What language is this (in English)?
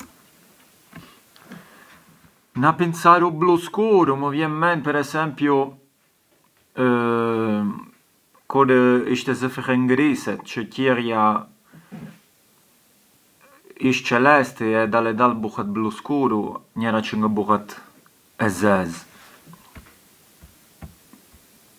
Arbëreshë Albanian